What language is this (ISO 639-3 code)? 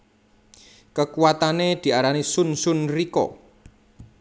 jav